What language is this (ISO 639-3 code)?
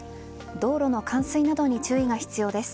jpn